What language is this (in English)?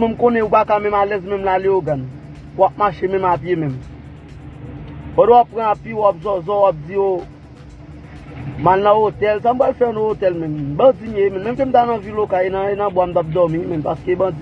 French